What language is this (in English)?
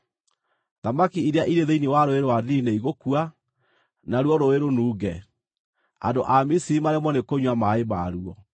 Kikuyu